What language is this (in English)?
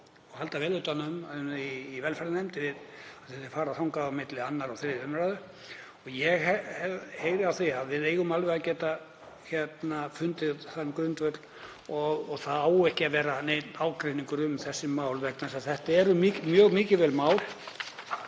Icelandic